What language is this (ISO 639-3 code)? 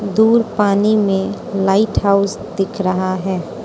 hin